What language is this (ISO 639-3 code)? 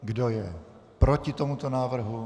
ces